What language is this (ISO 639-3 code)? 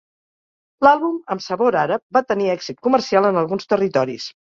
cat